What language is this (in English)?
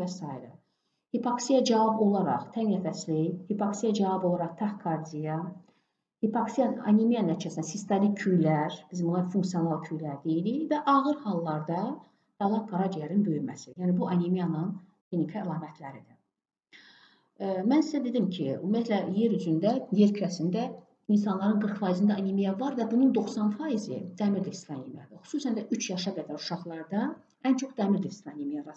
Turkish